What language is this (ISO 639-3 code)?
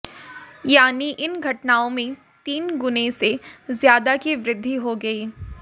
hin